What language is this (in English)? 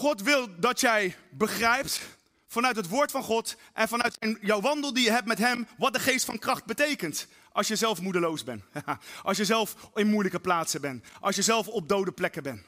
Dutch